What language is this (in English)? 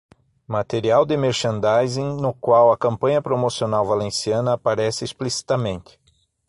Portuguese